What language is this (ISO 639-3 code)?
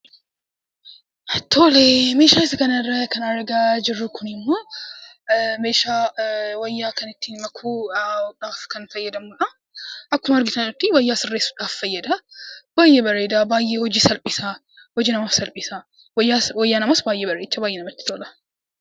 orm